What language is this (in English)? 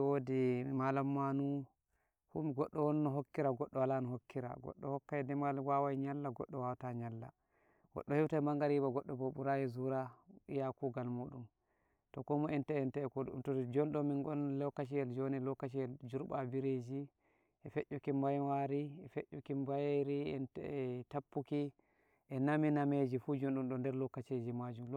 Nigerian Fulfulde